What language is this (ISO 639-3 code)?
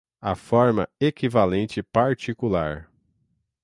por